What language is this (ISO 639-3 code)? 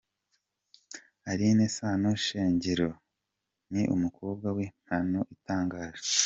kin